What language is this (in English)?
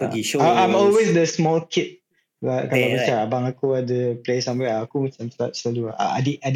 Malay